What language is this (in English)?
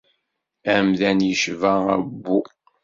Kabyle